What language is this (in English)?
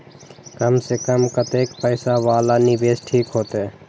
Maithili